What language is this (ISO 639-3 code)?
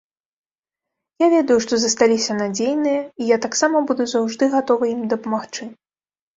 bel